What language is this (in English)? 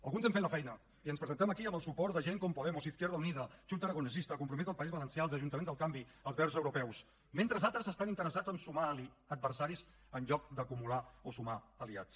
Catalan